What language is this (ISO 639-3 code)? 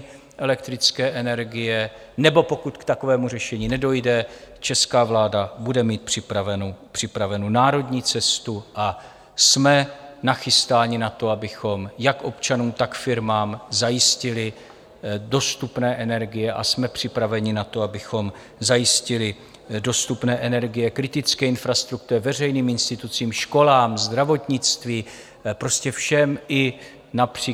ces